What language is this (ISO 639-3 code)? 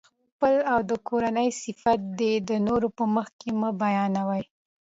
pus